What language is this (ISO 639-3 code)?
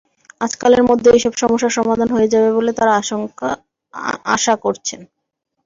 ben